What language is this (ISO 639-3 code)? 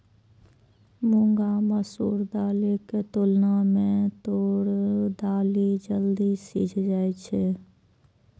mai